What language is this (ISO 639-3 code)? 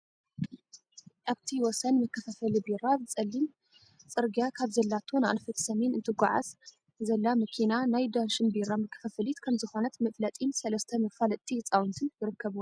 tir